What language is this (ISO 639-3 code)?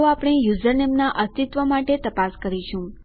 guj